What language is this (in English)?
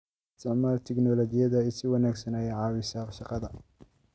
Somali